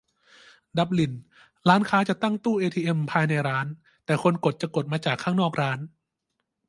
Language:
Thai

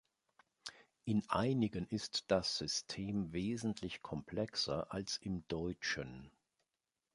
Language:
German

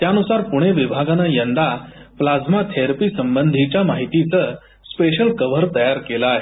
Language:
Marathi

